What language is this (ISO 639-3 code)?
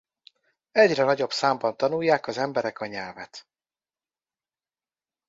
hun